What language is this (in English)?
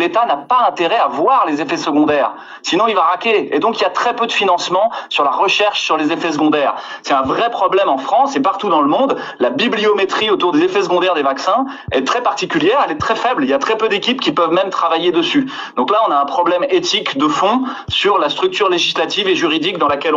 French